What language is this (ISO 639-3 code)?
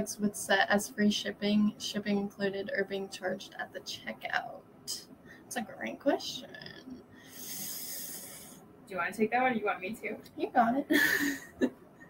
eng